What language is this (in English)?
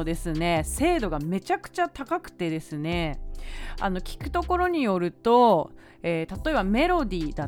Japanese